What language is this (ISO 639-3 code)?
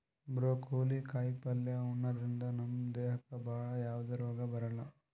kan